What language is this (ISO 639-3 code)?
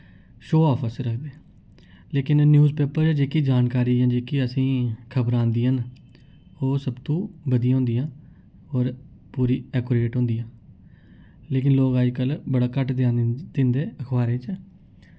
doi